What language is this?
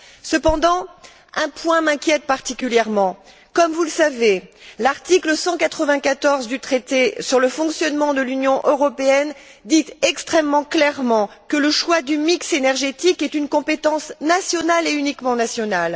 French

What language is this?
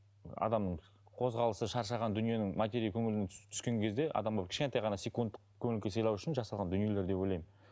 Kazakh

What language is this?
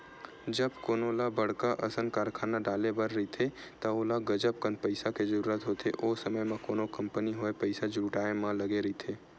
Chhattisgarhi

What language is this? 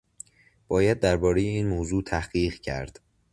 Persian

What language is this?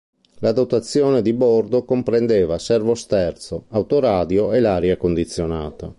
Italian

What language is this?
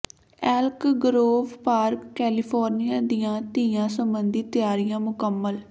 Punjabi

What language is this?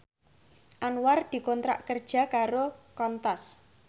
Javanese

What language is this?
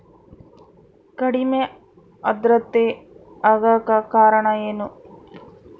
Kannada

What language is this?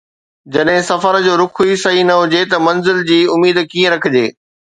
Sindhi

